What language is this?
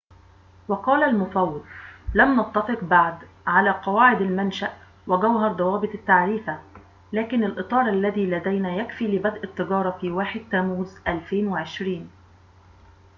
Arabic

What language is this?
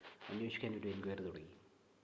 Malayalam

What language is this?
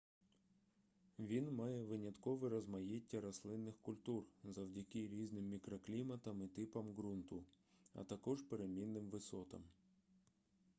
Ukrainian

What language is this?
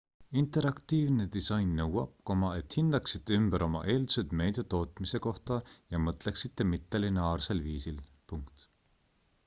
Estonian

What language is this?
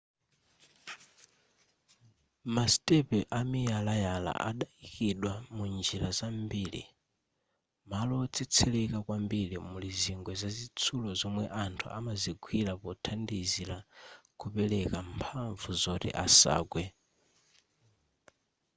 Nyanja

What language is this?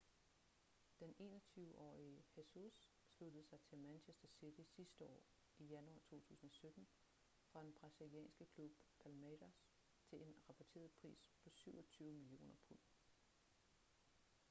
Danish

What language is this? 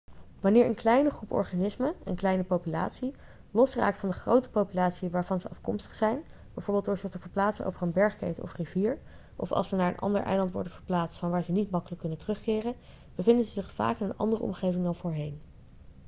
Dutch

